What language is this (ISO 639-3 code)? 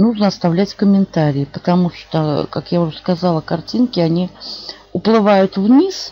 rus